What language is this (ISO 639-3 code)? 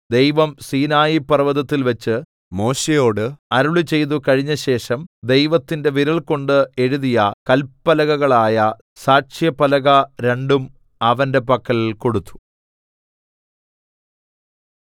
mal